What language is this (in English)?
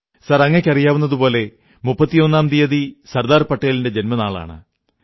Malayalam